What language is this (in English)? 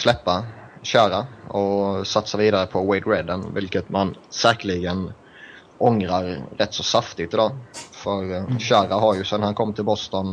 Swedish